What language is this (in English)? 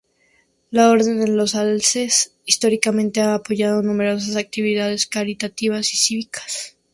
Spanish